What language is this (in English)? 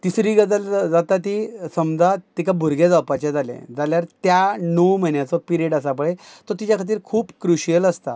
Konkani